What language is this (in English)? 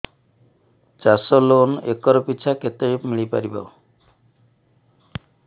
Odia